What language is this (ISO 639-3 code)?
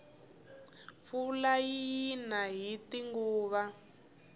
tso